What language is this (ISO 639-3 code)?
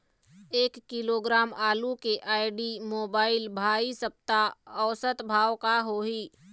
hne